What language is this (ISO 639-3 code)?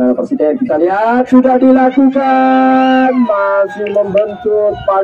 ind